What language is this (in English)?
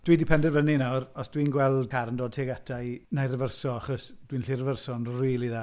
Welsh